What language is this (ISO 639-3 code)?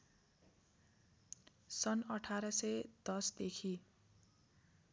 nep